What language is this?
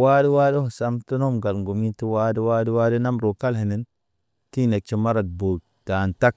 Naba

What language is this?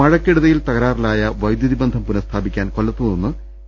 Malayalam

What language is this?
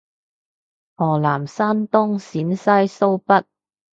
Cantonese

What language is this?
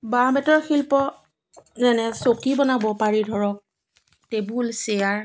Assamese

